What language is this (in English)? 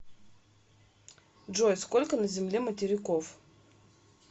Russian